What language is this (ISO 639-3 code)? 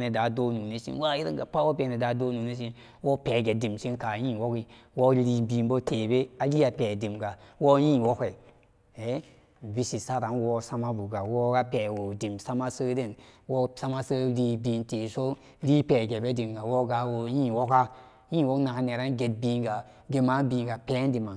ccg